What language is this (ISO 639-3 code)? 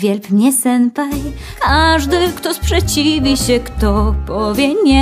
pol